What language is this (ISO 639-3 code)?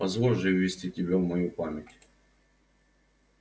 rus